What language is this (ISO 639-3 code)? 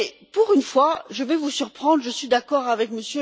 fra